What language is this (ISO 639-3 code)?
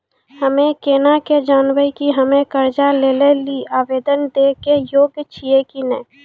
mai